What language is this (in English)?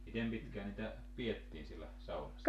Finnish